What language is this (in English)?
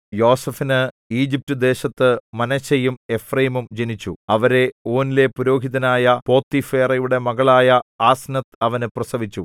Malayalam